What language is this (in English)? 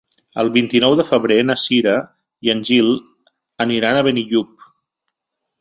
Catalan